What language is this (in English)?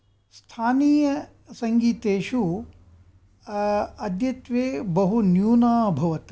Sanskrit